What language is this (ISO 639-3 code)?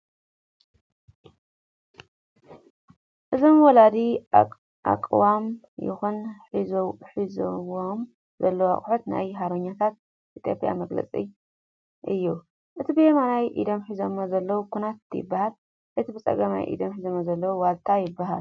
tir